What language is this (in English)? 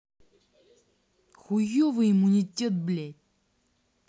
Russian